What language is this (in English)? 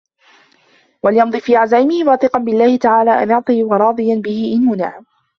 Arabic